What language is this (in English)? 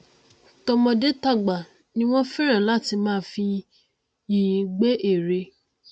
Yoruba